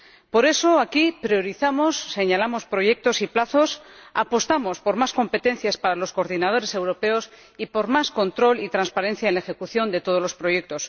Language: Spanish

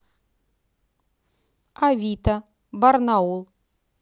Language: Russian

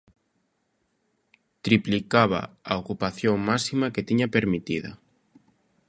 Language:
Galician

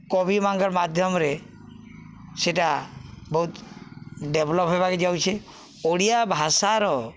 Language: Odia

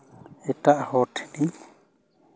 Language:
Santali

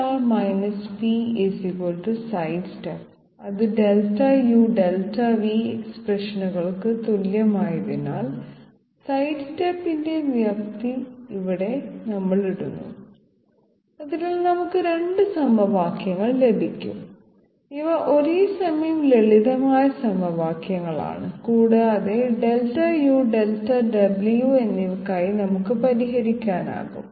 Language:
Malayalam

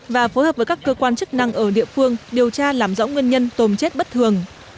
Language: Vietnamese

